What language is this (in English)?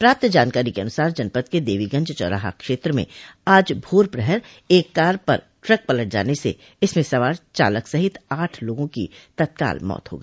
Hindi